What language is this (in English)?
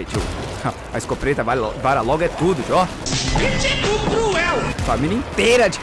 Portuguese